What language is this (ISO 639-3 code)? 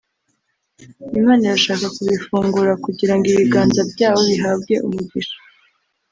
kin